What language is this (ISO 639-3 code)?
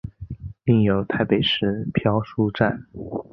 zho